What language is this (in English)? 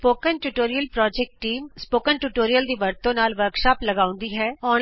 Punjabi